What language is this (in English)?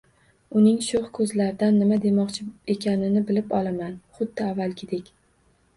Uzbek